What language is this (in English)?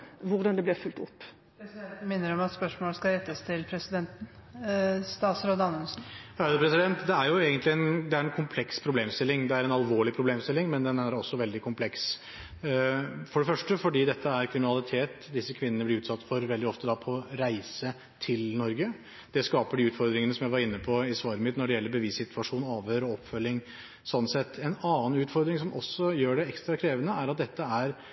Norwegian Bokmål